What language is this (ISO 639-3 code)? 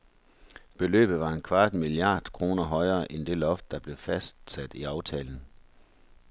dan